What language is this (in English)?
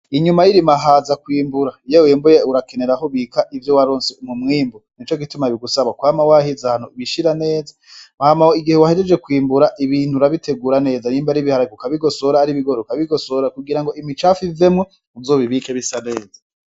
Rundi